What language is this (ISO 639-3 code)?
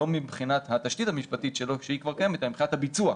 heb